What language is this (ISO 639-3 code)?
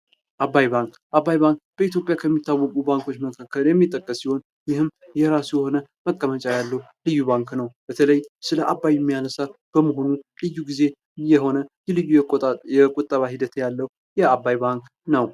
amh